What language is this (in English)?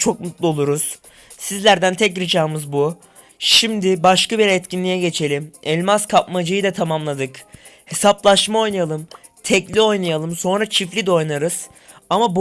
Turkish